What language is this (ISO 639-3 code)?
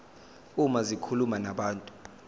zul